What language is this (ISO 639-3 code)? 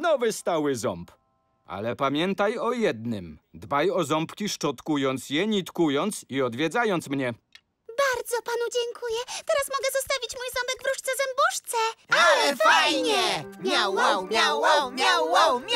pol